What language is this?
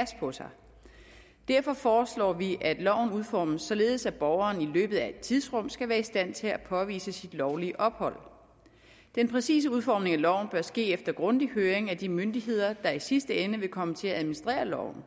Danish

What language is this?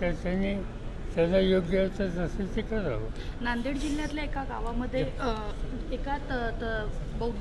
Marathi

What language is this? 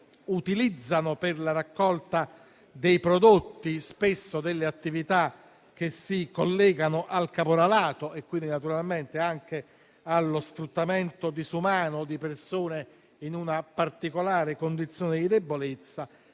Italian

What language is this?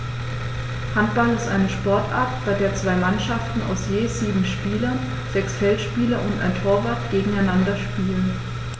German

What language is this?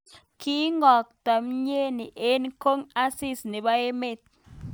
Kalenjin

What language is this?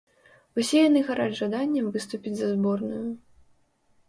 Belarusian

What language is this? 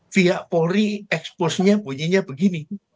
Indonesian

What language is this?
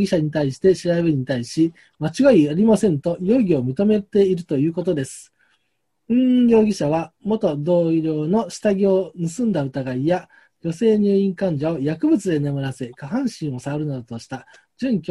Japanese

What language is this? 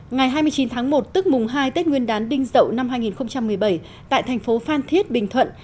Vietnamese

